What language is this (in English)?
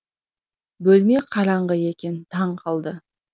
Kazakh